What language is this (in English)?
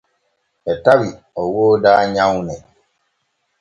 Borgu Fulfulde